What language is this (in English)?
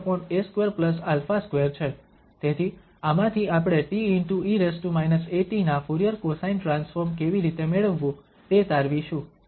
Gujarati